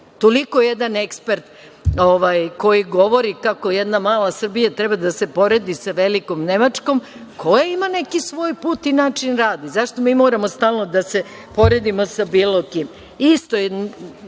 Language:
Serbian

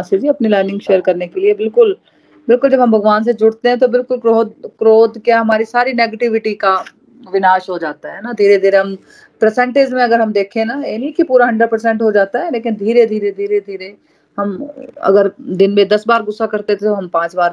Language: Hindi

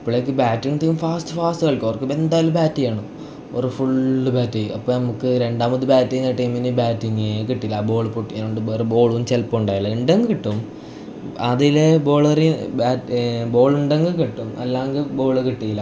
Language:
Malayalam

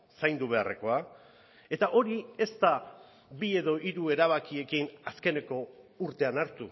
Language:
Basque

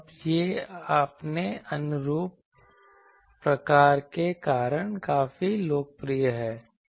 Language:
Hindi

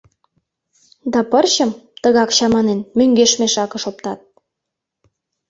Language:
Mari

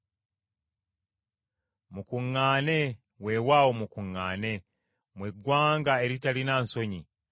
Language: Ganda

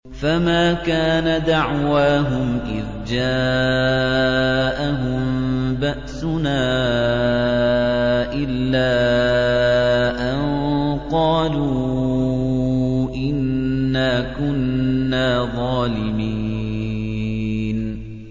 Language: Arabic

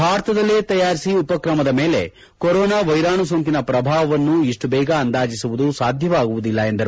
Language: Kannada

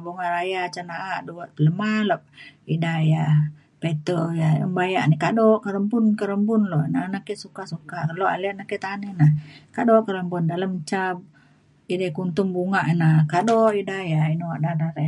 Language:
Mainstream Kenyah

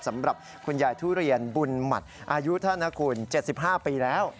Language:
Thai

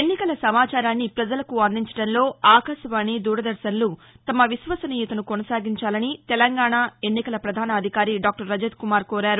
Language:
Telugu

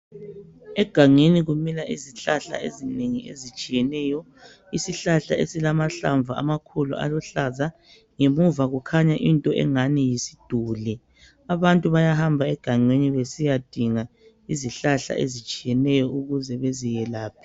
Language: North Ndebele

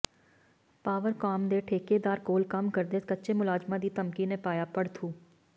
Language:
Punjabi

